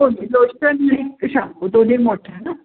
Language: Marathi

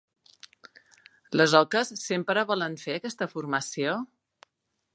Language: Catalan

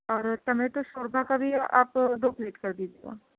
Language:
Urdu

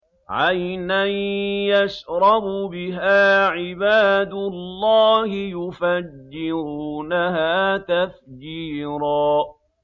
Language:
Arabic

